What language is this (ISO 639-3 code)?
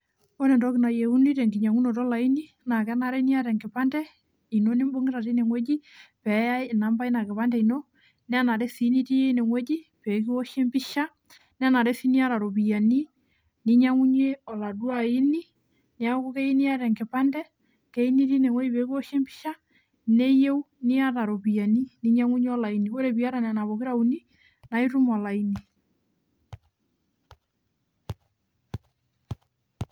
mas